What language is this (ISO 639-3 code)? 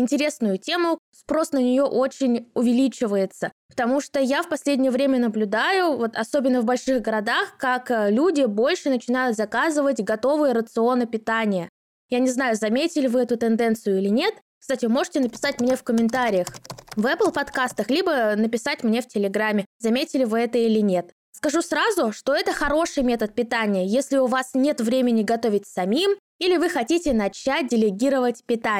rus